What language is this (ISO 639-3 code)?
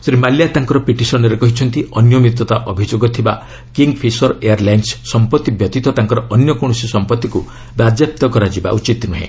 ori